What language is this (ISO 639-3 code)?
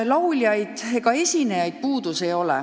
est